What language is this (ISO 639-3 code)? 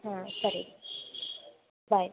kan